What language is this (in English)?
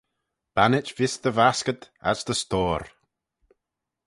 Manx